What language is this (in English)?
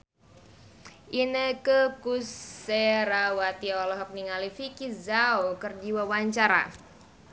Sundanese